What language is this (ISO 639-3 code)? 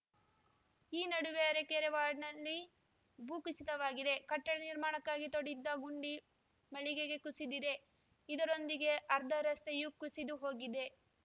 kan